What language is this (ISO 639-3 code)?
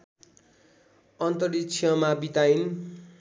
nep